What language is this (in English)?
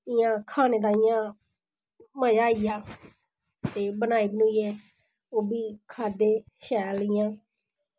Dogri